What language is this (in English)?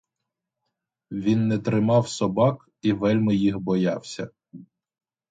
Ukrainian